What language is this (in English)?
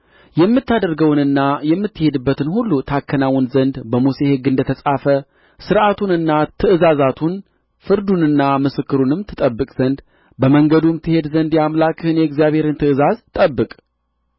Amharic